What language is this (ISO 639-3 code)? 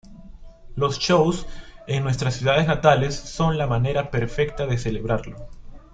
spa